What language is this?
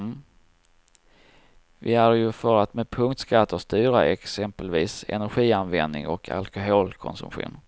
Swedish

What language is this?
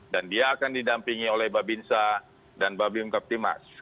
Indonesian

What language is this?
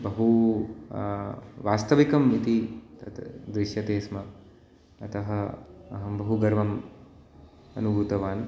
Sanskrit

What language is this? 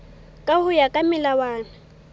Southern Sotho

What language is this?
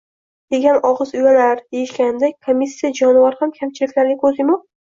Uzbek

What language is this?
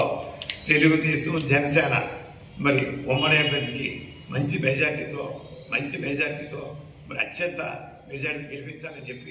Telugu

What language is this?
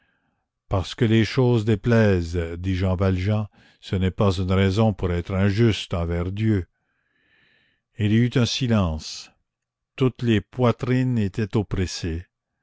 French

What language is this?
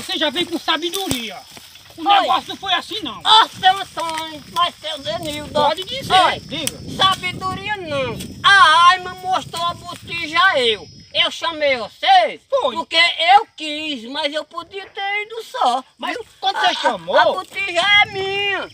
Portuguese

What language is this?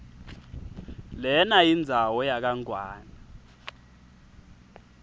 Swati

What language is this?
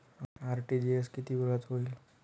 Marathi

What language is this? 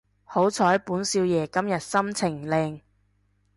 Cantonese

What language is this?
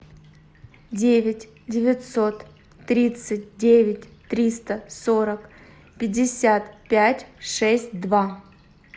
Russian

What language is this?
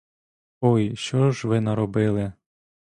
Ukrainian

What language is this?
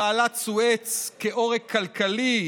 Hebrew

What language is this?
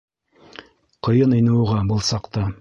Bashkir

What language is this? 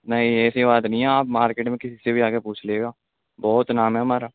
Urdu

